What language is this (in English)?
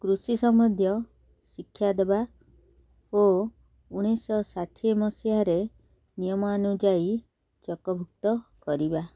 Odia